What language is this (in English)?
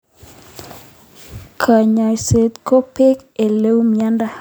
Kalenjin